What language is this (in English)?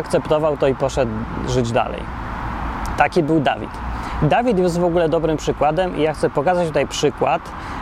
Polish